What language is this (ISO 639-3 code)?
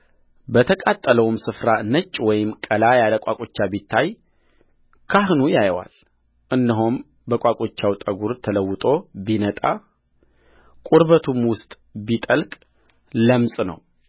amh